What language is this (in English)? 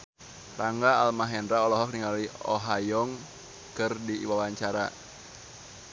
Sundanese